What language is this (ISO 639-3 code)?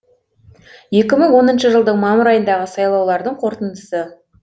kaz